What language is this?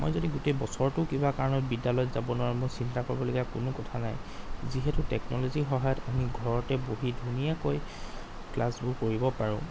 Assamese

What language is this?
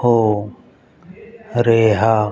Punjabi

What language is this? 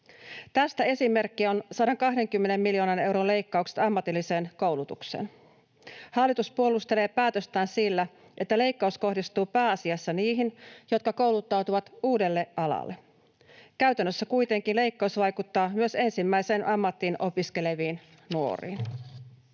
Finnish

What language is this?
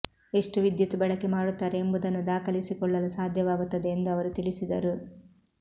Kannada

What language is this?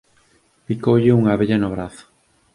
Galician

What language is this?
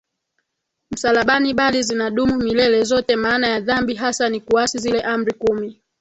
Swahili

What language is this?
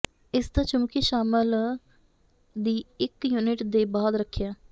Punjabi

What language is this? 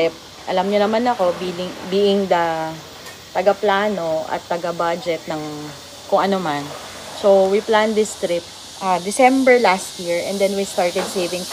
Filipino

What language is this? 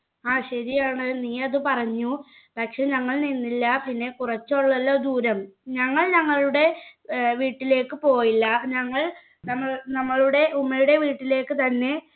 Malayalam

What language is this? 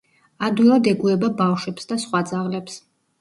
Georgian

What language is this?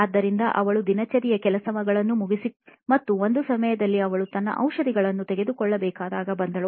Kannada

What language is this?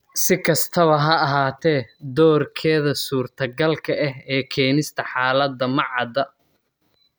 Somali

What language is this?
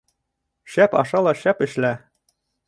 Bashkir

